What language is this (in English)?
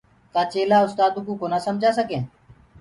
Gurgula